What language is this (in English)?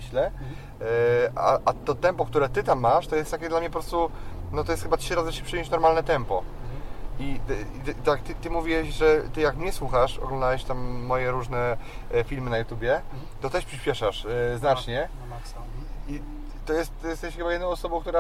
Polish